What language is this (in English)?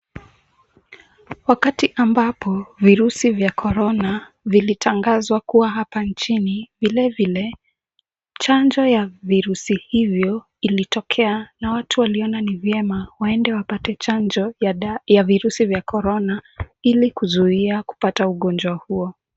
Swahili